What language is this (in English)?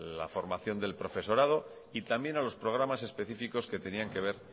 Spanish